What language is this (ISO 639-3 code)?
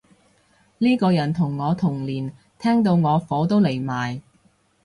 yue